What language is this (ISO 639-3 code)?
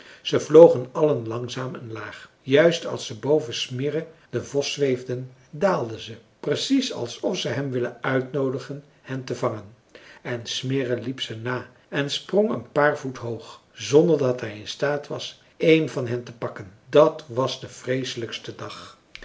nld